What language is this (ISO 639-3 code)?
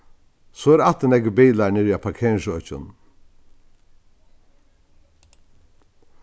fao